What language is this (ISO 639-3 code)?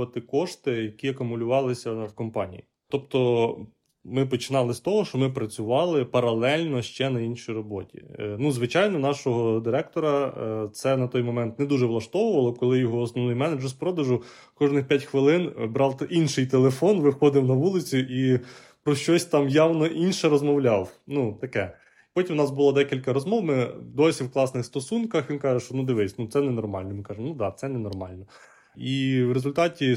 ukr